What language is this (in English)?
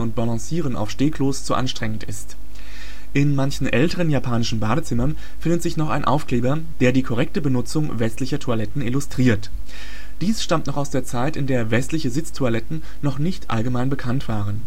German